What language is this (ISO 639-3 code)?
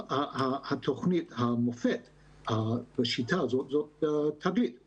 heb